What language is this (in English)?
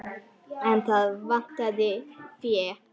Icelandic